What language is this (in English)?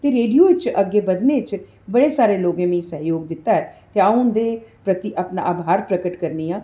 Dogri